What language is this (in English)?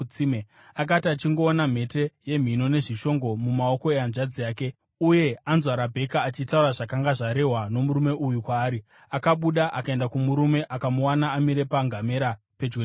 Shona